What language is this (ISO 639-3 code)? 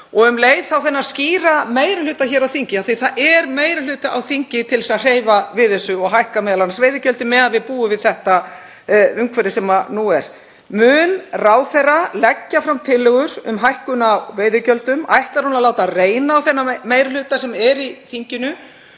isl